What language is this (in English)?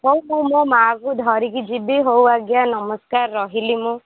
Odia